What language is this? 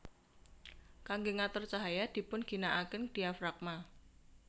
Javanese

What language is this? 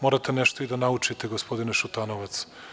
Serbian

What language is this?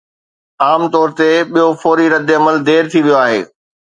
Sindhi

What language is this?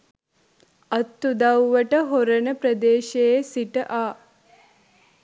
Sinhala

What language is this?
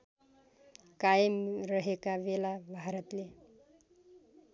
Nepali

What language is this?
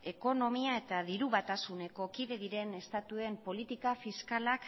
Basque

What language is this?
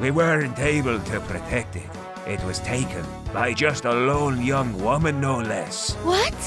English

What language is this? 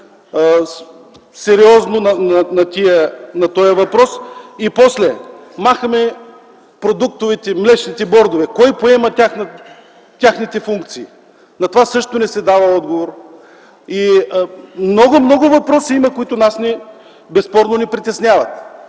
Bulgarian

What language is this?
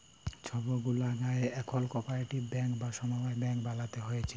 Bangla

